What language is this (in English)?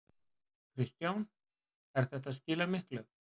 Icelandic